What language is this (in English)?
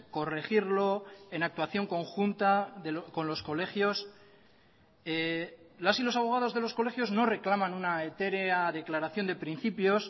Spanish